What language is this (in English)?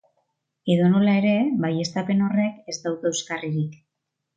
Basque